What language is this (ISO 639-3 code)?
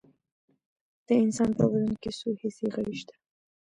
pus